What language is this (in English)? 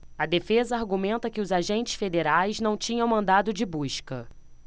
Portuguese